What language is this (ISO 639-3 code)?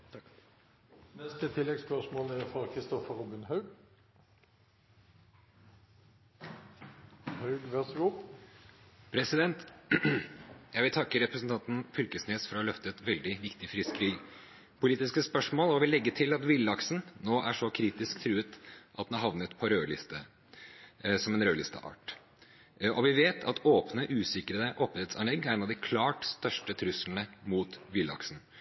nor